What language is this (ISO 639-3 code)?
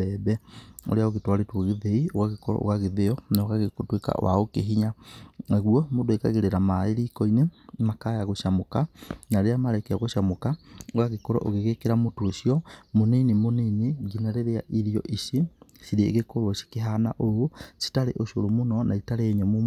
kik